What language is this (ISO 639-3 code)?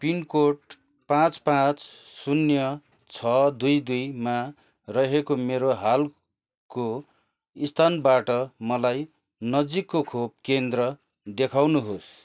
nep